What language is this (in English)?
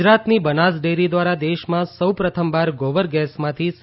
Gujarati